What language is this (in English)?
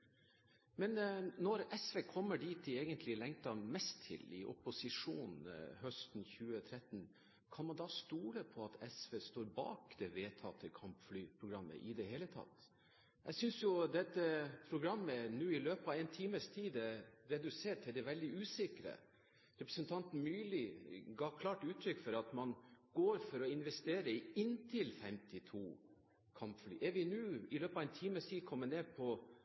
Norwegian Bokmål